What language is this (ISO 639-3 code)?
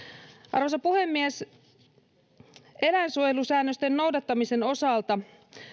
fin